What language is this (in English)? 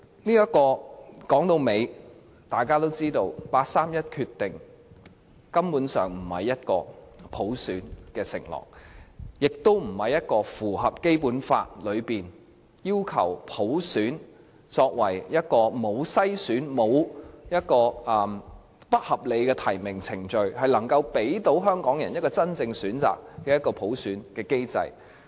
Cantonese